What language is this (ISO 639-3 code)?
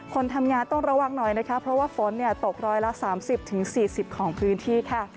tha